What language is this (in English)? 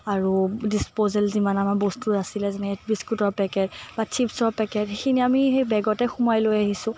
Assamese